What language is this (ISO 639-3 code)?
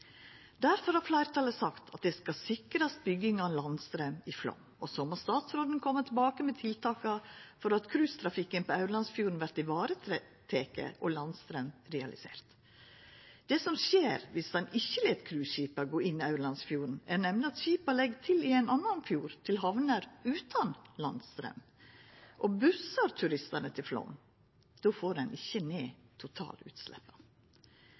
nno